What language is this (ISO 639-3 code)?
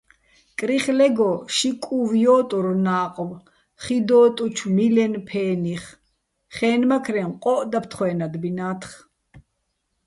bbl